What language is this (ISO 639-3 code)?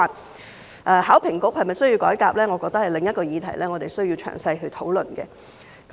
yue